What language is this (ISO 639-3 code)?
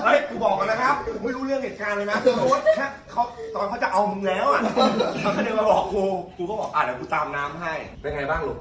tha